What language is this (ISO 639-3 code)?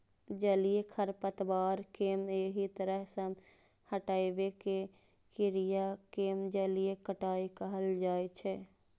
mai